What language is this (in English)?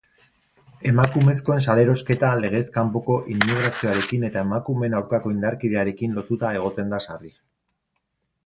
Basque